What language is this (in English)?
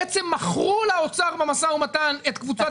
Hebrew